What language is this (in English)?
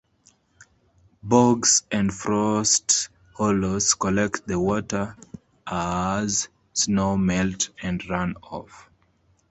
English